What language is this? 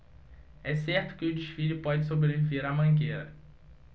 Portuguese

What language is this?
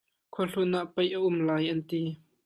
Hakha Chin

